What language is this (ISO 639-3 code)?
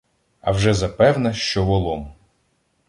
ukr